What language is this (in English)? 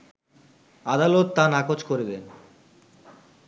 Bangla